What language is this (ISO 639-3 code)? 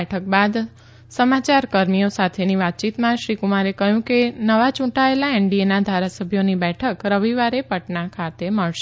guj